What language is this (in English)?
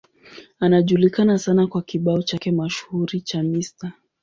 Swahili